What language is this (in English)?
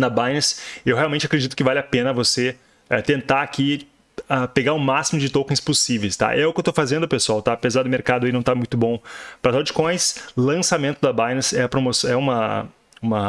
Portuguese